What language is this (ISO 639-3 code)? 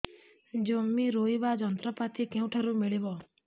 ori